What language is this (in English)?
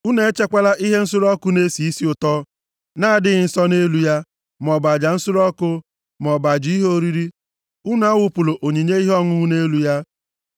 Igbo